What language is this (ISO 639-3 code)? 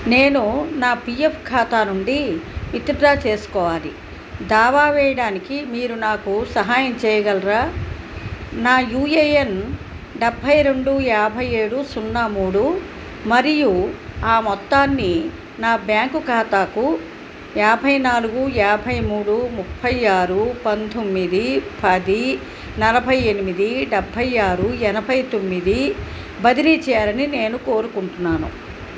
tel